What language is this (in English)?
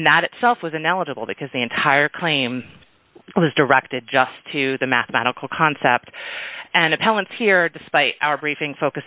English